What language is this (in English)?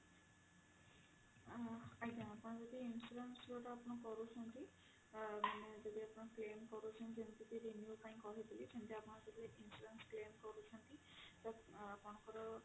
Odia